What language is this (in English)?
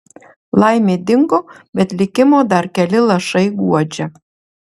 Lithuanian